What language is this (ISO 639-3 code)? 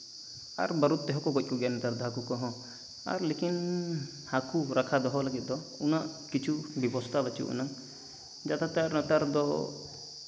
sat